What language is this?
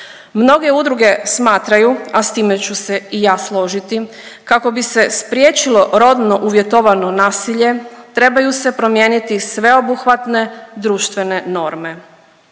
Croatian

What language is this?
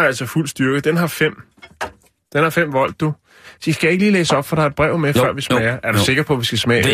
Danish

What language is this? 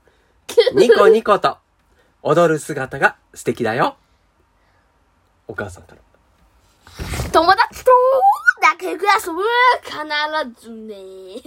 Japanese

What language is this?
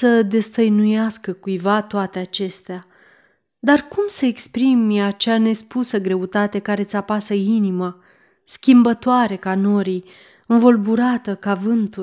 Romanian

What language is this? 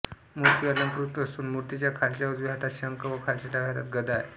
Marathi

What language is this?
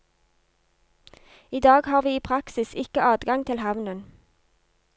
Norwegian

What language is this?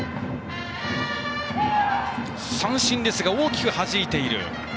Japanese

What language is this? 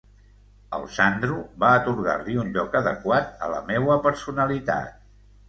Catalan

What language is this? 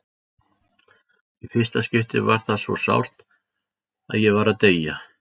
Icelandic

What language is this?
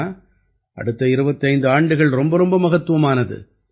Tamil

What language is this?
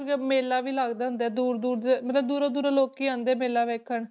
Punjabi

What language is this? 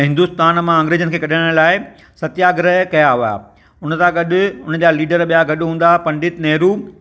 Sindhi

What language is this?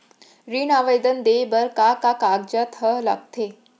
Chhattisgarhi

